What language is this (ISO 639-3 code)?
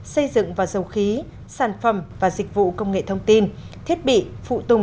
vie